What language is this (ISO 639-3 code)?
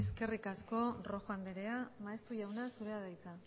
eus